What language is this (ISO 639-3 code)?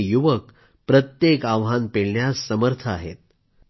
mar